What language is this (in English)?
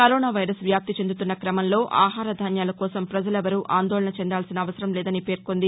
Telugu